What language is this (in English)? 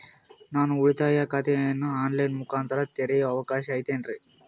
Kannada